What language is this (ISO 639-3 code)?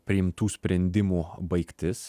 lit